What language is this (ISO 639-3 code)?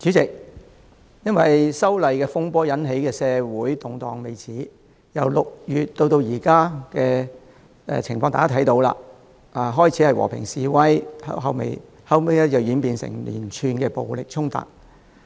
yue